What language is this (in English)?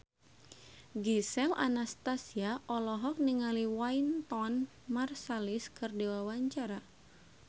Sundanese